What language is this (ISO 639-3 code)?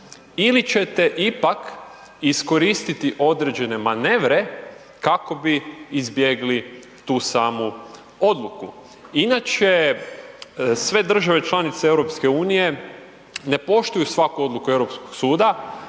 hrv